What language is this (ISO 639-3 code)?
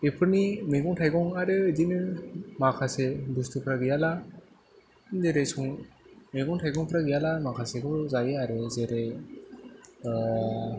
brx